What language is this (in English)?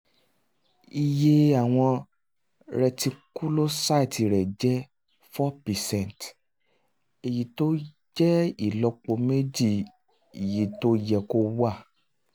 Yoruba